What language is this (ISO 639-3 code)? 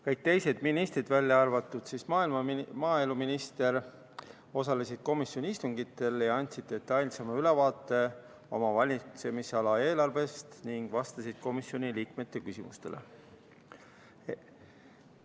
est